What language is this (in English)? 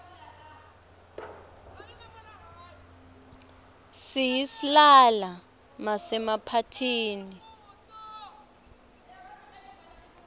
Swati